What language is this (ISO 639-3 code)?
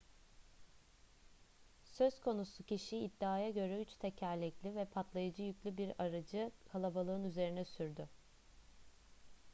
tur